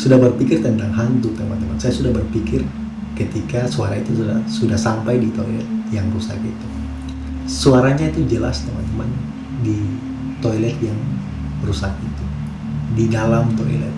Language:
Indonesian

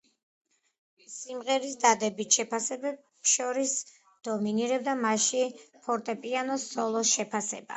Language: Georgian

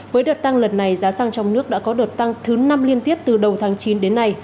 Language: Vietnamese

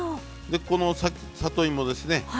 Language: Japanese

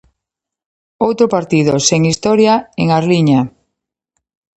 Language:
Galician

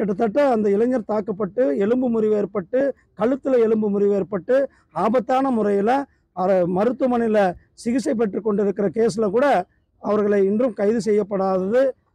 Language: Tamil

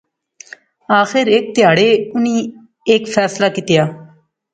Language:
Pahari-Potwari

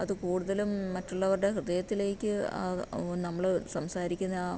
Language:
Malayalam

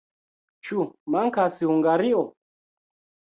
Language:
Esperanto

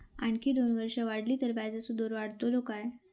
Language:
Marathi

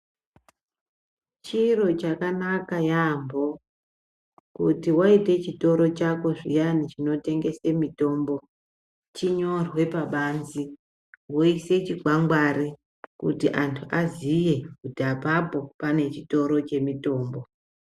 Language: Ndau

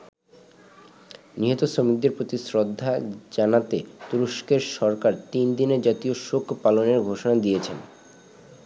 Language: Bangla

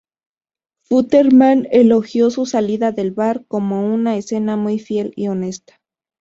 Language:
Spanish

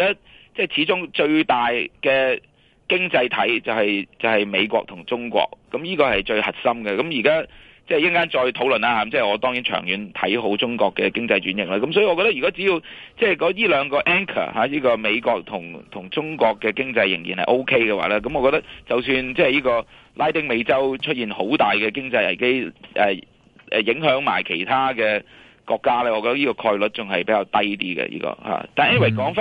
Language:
Chinese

